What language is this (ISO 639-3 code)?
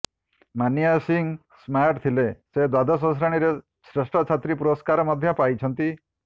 ori